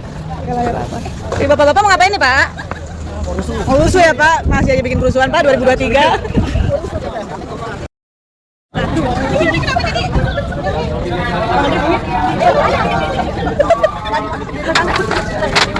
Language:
Indonesian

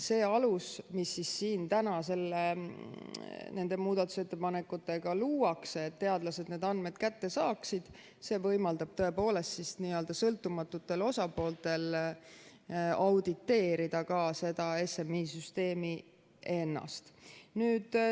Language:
Estonian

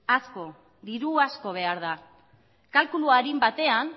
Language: Basque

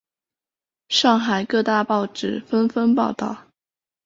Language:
Chinese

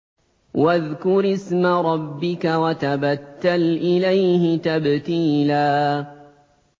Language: Arabic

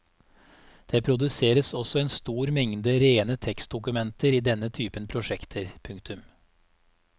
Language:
Norwegian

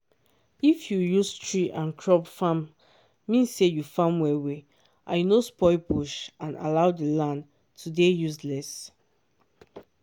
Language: Nigerian Pidgin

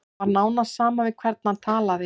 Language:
Icelandic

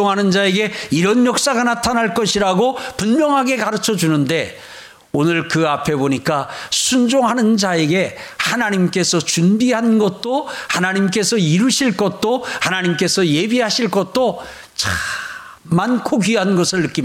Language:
Korean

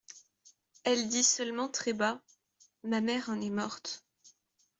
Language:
French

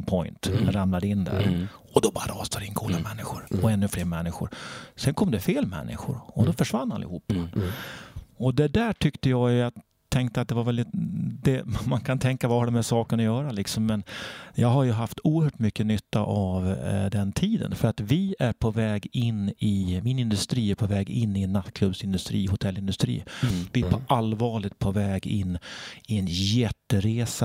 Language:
Swedish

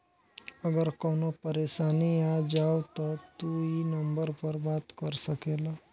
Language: Bhojpuri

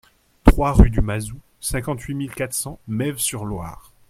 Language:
French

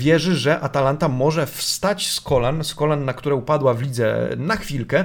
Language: Polish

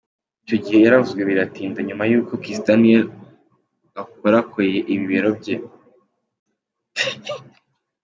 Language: Kinyarwanda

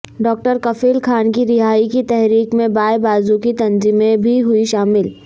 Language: Urdu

